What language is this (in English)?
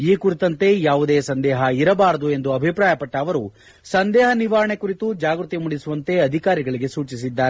Kannada